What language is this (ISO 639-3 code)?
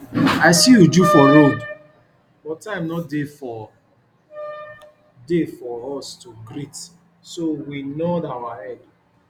pcm